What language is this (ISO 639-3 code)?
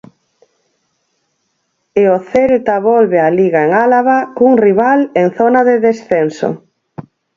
glg